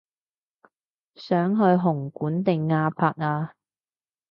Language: Cantonese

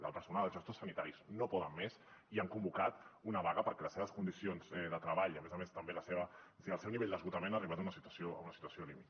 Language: Catalan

